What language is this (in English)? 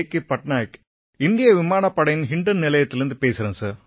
Tamil